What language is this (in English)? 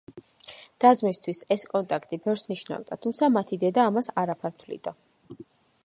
Georgian